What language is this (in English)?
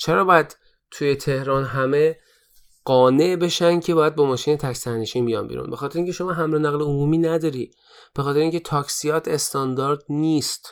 Persian